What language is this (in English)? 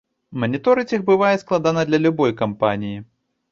Belarusian